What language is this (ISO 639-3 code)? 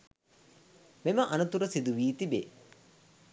sin